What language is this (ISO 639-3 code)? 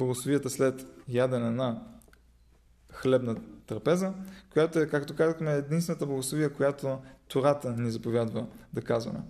bul